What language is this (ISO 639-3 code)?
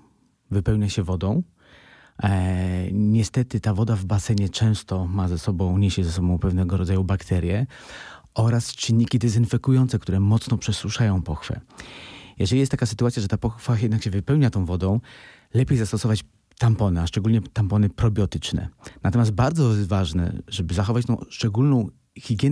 pol